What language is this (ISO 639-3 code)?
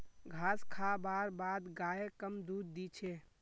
mag